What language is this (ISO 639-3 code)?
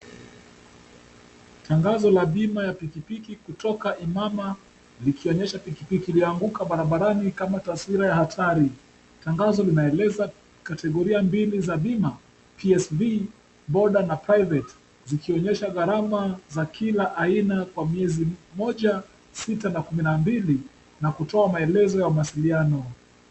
swa